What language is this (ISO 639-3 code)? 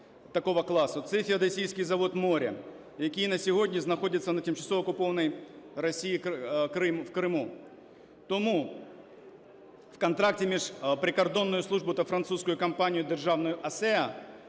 ukr